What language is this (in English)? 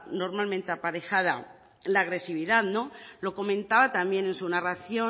Spanish